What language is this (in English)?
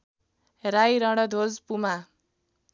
Nepali